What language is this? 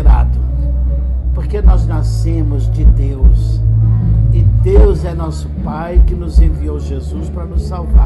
Portuguese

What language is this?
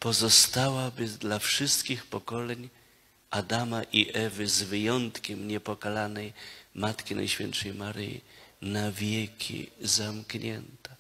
Polish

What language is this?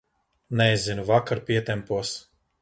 Latvian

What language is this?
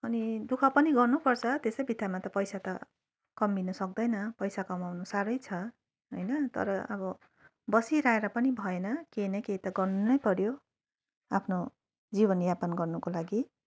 Nepali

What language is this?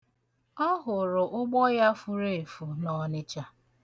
Igbo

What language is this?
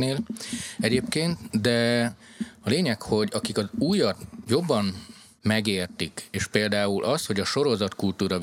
Hungarian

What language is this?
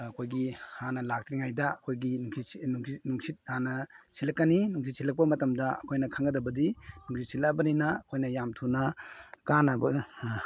Manipuri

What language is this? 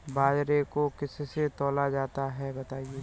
Hindi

